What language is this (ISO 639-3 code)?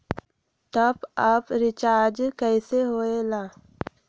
mag